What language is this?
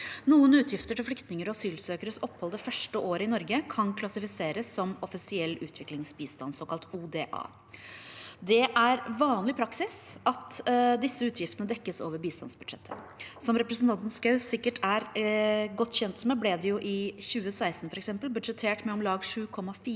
Norwegian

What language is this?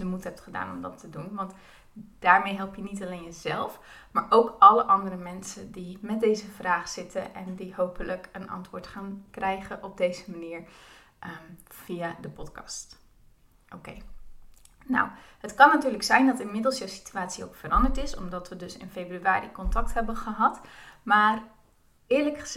Dutch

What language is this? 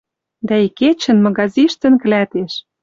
Western Mari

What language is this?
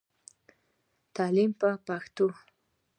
Pashto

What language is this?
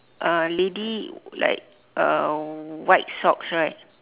English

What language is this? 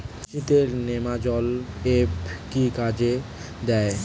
Bangla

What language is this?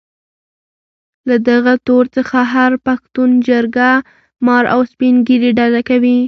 Pashto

